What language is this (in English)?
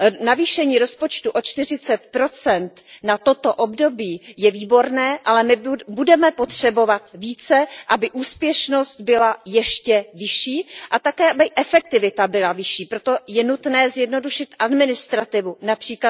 Czech